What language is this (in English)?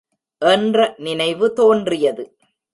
Tamil